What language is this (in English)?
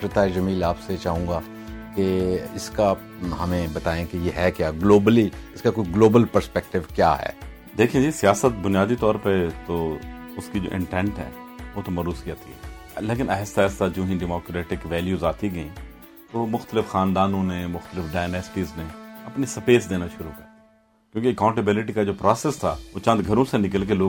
Urdu